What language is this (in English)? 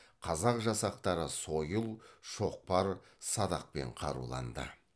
Kazakh